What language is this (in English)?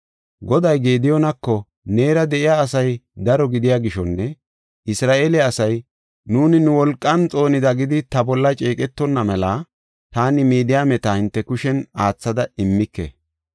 Gofa